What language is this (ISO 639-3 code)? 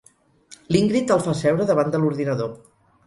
cat